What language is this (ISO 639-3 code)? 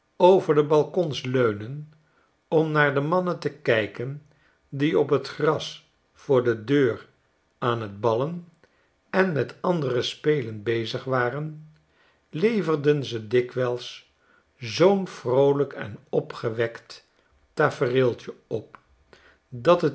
nld